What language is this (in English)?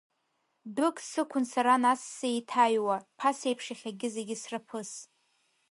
Abkhazian